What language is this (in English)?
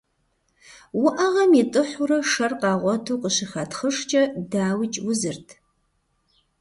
Kabardian